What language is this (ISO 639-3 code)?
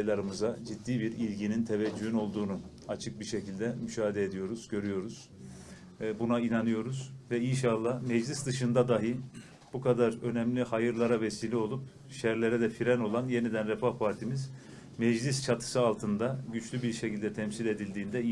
tur